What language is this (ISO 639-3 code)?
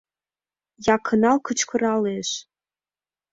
chm